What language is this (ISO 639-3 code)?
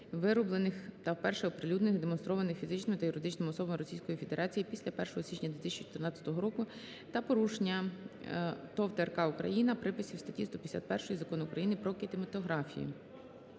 ukr